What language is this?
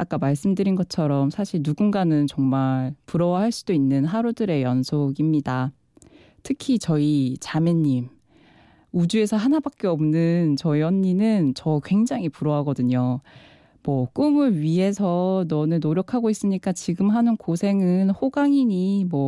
Korean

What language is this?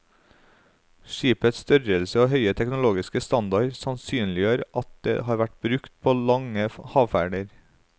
Norwegian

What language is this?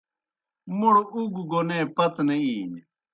Kohistani Shina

